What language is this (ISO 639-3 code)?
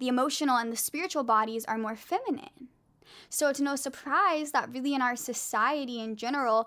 eng